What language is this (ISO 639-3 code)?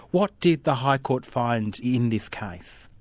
eng